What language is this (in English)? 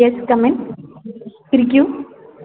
Malayalam